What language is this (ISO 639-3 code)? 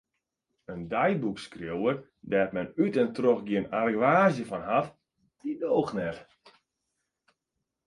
fry